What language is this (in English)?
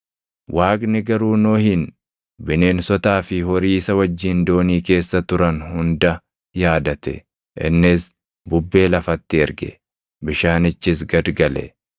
Oromo